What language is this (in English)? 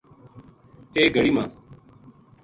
Gujari